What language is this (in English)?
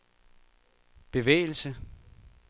Danish